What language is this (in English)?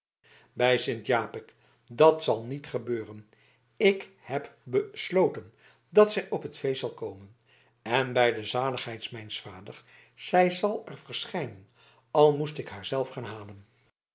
Dutch